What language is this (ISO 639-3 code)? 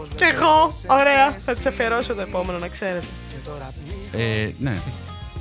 ell